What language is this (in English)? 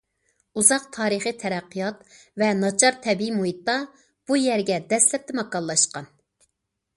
Uyghur